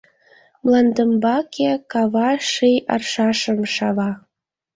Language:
Mari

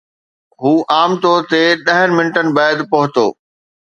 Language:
Sindhi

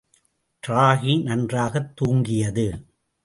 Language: Tamil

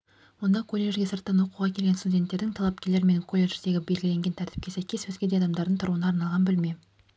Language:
Kazakh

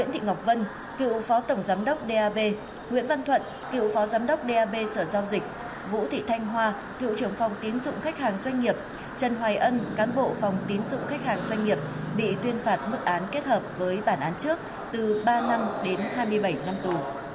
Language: Vietnamese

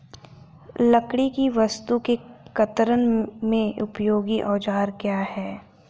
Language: Hindi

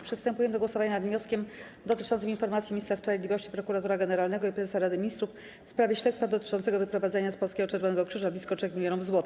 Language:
Polish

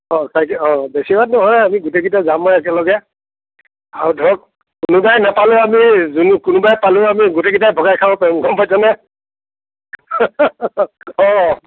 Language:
Assamese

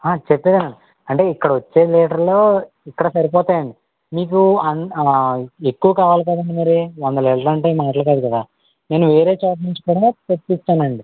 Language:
Telugu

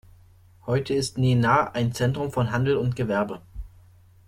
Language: German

